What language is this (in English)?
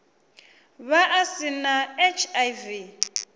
Venda